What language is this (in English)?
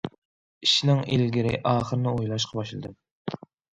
Uyghur